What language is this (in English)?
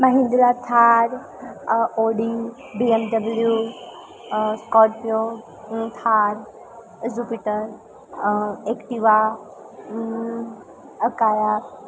Gujarati